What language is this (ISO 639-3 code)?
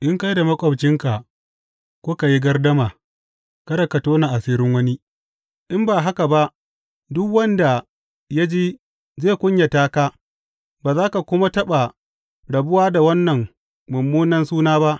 hau